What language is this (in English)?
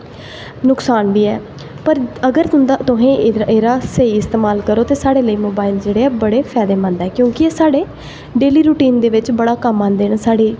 Dogri